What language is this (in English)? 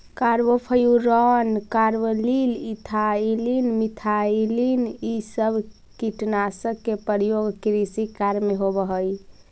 Magahi